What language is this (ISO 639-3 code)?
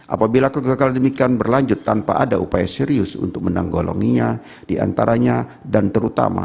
ind